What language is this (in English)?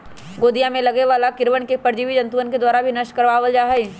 Magahi